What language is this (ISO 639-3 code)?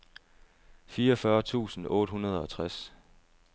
dan